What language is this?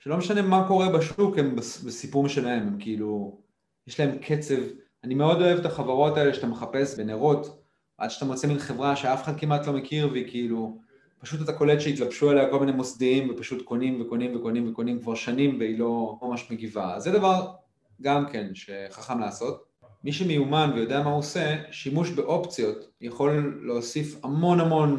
Hebrew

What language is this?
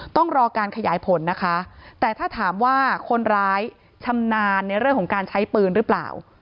Thai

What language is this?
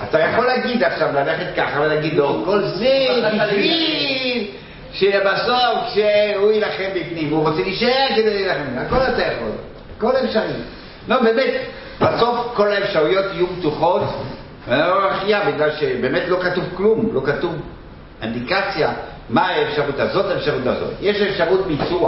Hebrew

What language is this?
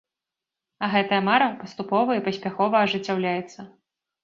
Belarusian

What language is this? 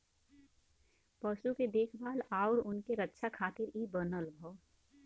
Bhojpuri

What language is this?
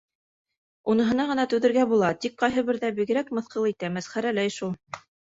Bashkir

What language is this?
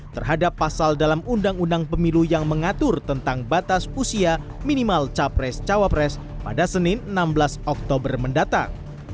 Indonesian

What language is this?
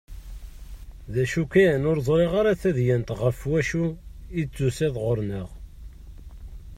Kabyle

